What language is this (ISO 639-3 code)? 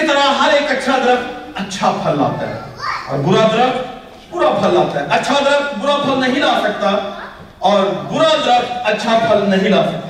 urd